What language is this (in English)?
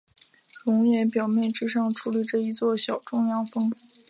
Chinese